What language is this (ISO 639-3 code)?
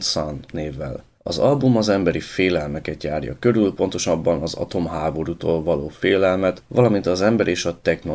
hun